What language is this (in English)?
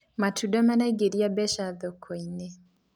Kikuyu